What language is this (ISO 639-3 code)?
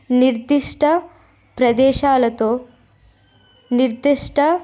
tel